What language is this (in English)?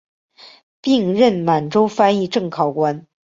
Chinese